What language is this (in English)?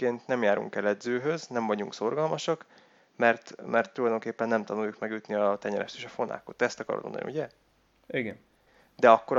Hungarian